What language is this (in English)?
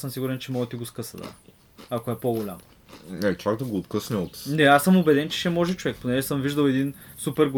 Bulgarian